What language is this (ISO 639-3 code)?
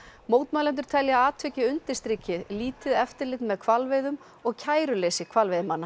isl